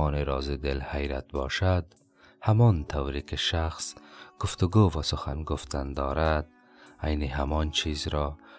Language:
Persian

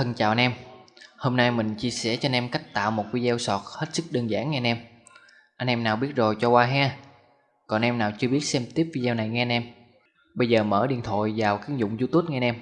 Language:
Vietnamese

